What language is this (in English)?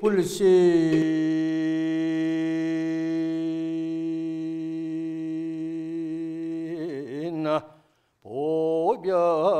Korean